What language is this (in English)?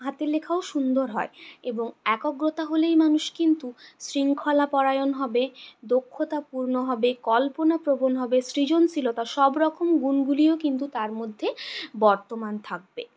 Bangla